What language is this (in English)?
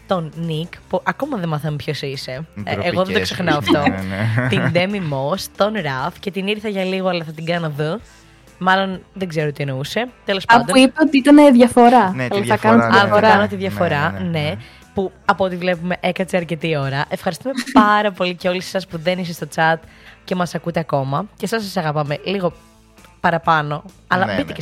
Greek